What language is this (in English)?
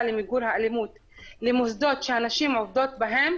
Hebrew